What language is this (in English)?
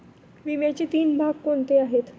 Marathi